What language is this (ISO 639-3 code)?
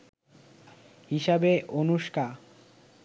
ben